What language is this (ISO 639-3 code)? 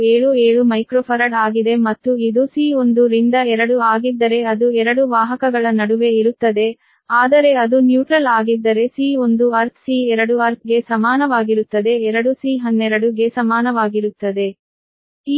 kan